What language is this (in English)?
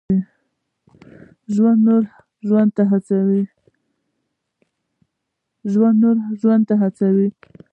Pashto